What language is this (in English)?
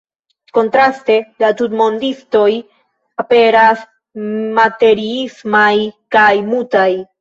Esperanto